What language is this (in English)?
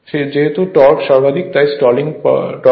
Bangla